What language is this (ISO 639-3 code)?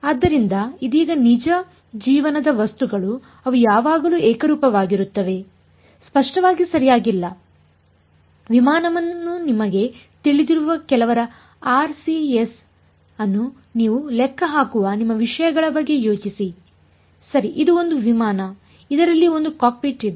kan